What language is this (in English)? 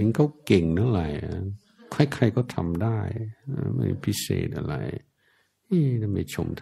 Thai